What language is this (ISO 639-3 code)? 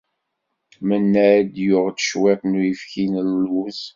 kab